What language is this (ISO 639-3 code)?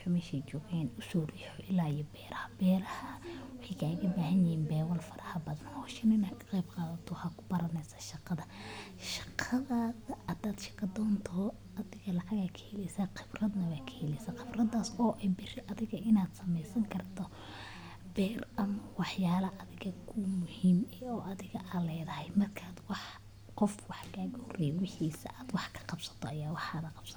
som